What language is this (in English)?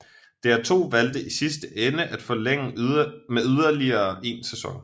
Danish